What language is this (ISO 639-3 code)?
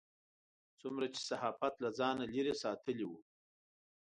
pus